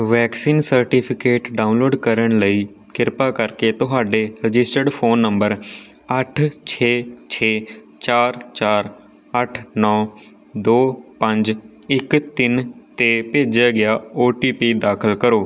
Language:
Punjabi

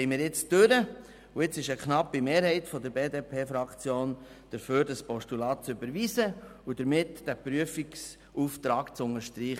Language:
Swiss German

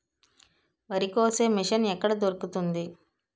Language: Telugu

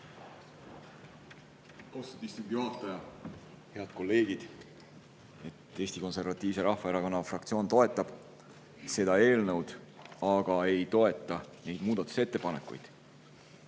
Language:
Estonian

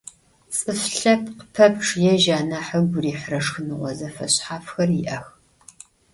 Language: Adyghe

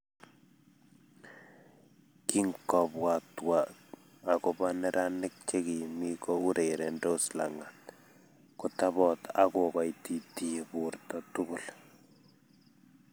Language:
Kalenjin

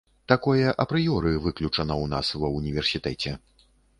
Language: Belarusian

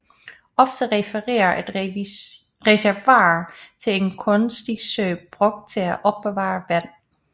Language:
Danish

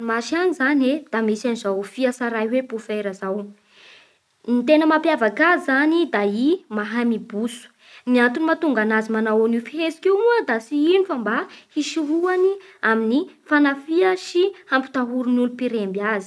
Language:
Bara Malagasy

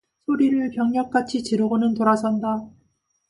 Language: Korean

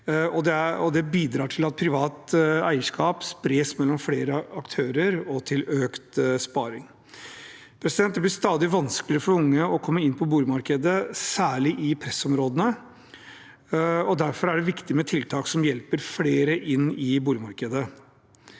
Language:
Norwegian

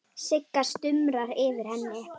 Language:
Icelandic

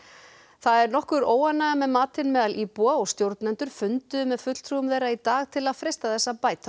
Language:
Icelandic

